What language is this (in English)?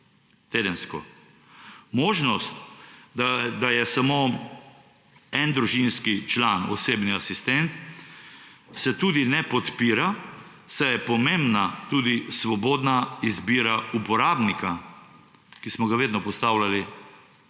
Slovenian